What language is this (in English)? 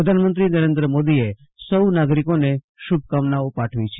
Gujarati